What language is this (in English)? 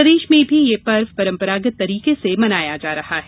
Hindi